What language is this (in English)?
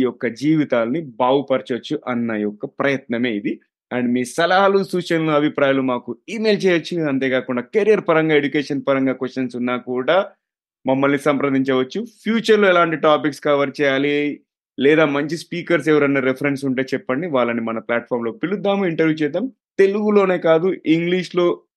Telugu